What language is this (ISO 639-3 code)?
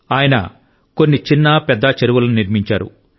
tel